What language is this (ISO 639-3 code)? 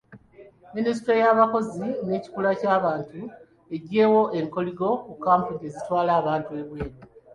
lug